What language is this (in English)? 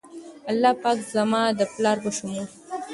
Pashto